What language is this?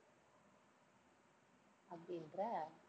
Tamil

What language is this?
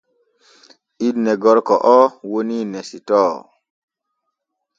Borgu Fulfulde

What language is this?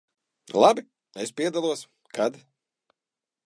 Latvian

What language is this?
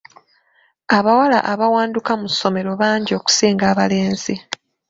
Ganda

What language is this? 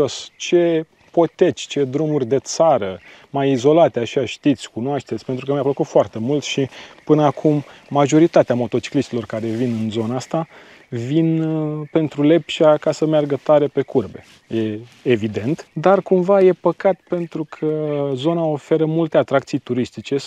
Romanian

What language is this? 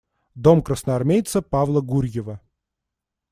Russian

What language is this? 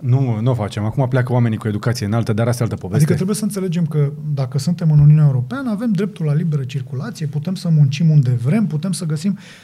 Romanian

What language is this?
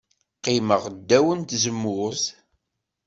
Kabyle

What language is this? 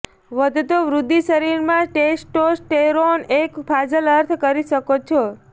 Gujarati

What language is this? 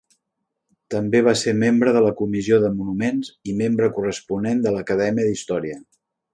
Catalan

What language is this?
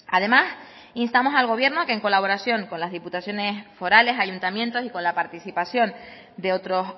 Spanish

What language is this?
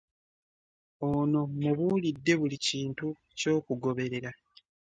Ganda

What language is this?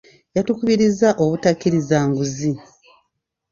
Ganda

